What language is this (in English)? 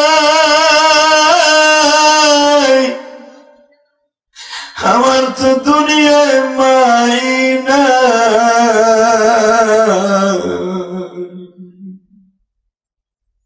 Turkish